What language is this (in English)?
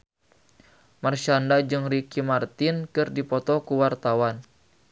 Sundanese